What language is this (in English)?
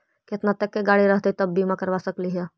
Magahi